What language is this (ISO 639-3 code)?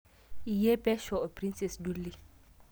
mas